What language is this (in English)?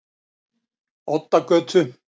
Icelandic